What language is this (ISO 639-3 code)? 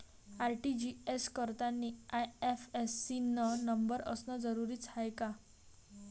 mar